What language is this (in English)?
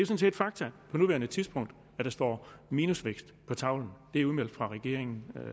Danish